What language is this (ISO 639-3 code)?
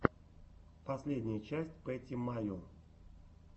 rus